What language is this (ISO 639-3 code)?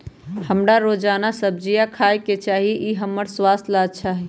mag